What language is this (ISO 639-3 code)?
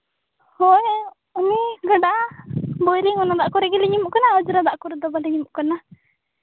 sat